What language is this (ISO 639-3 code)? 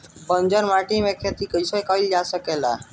bho